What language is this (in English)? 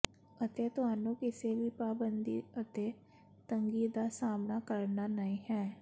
Punjabi